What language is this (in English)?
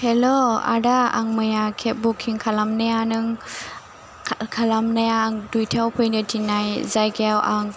Bodo